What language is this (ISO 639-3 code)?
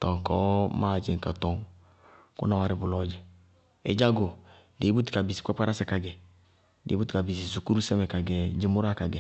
bqg